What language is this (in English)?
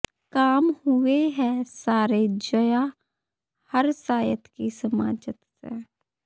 Punjabi